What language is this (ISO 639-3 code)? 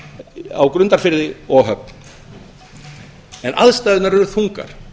isl